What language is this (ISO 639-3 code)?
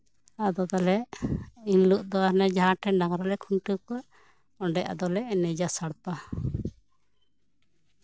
sat